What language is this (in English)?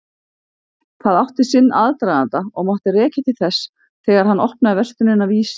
Icelandic